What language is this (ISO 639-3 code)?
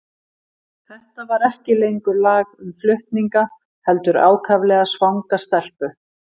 isl